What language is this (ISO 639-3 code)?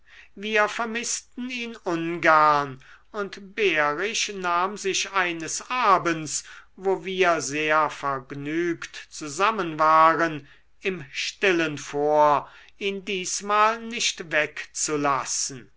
deu